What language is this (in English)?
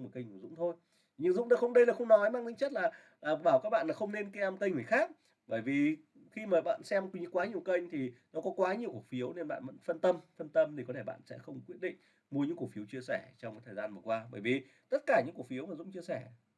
Vietnamese